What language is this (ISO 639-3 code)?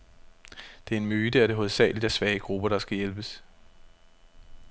dan